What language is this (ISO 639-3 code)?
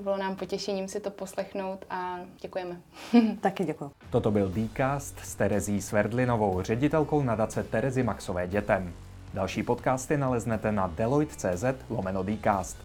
ces